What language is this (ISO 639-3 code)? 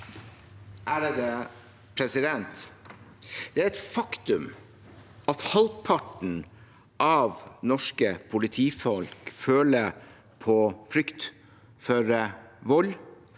nor